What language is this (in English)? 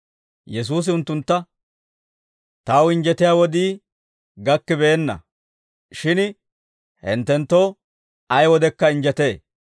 Dawro